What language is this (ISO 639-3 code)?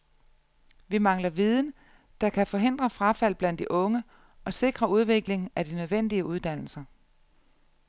dan